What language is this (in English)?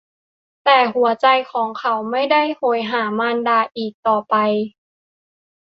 Thai